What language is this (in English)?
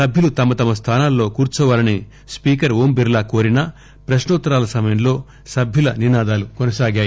Telugu